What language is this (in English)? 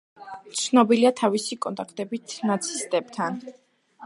Georgian